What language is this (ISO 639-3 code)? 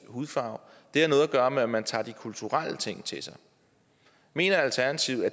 dan